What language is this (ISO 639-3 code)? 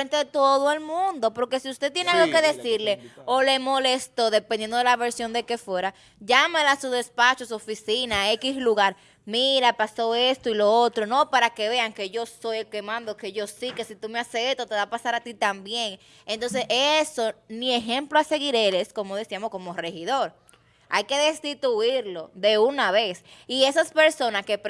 spa